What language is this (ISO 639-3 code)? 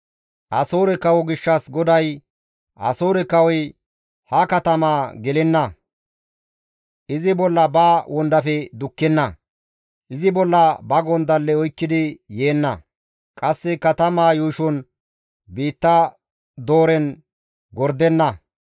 gmv